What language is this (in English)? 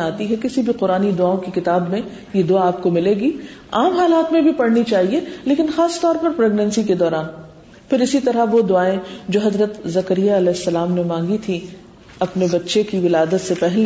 Urdu